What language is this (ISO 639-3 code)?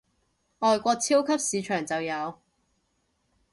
yue